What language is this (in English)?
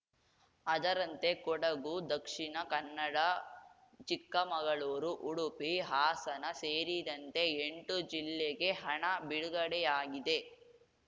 Kannada